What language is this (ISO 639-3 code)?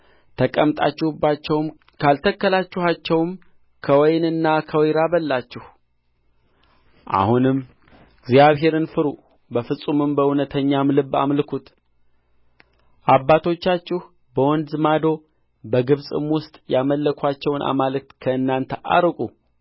amh